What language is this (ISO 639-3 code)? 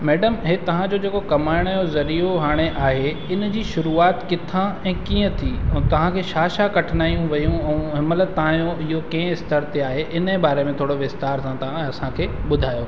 snd